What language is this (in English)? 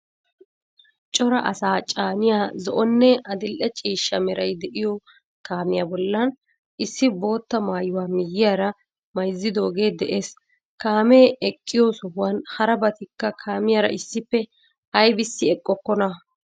Wolaytta